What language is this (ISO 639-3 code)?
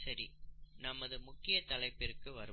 tam